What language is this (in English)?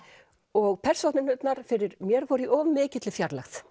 Icelandic